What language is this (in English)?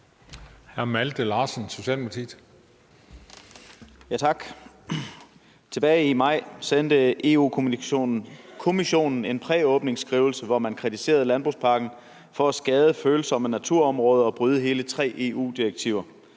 Danish